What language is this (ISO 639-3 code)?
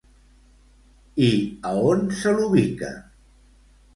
cat